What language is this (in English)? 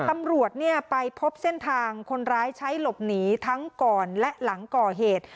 Thai